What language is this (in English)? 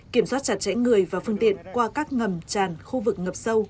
Vietnamese